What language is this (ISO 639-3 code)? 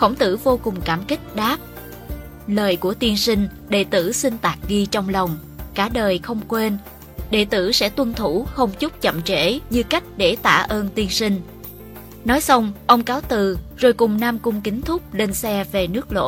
vie